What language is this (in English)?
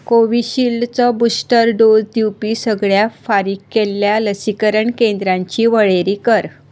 Konkani